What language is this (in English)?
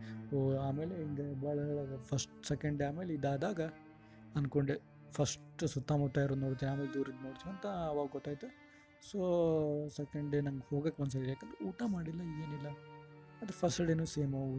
Kannada